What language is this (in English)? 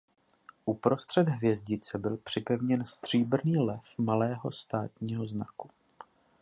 Czech